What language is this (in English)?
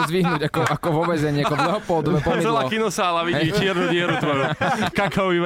Slovak